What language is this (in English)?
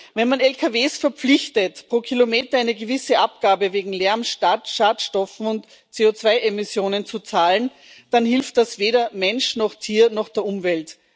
German